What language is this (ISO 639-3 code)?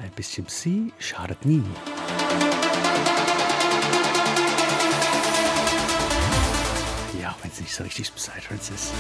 deu